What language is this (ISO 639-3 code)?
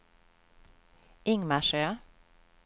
swe